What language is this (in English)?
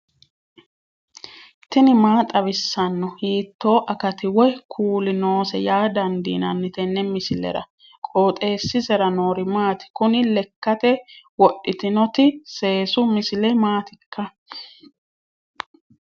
Sidamo